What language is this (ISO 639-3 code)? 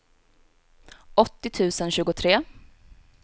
swe